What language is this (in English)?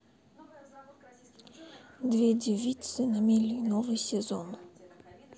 Russian